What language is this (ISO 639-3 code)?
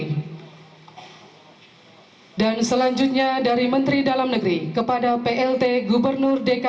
ind